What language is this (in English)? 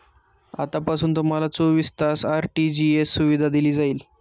Marathi